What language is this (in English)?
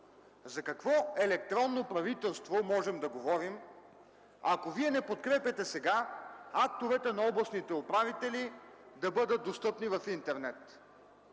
Bulgarian